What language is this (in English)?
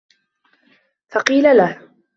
Arabic